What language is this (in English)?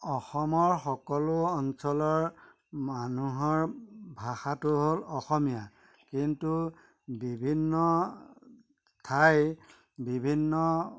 Assamese